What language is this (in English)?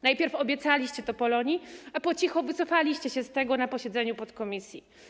Polish